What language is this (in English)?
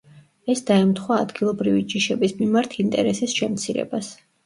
Georgian